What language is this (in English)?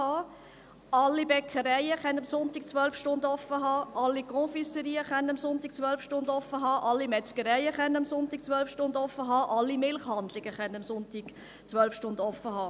Swiss German